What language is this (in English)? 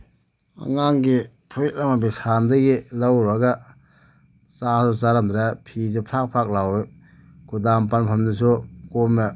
Manipuri